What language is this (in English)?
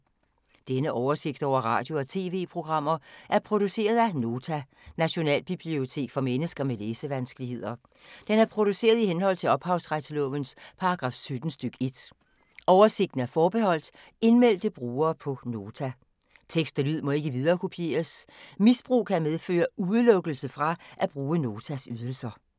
Danish